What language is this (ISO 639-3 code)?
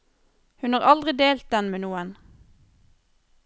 nor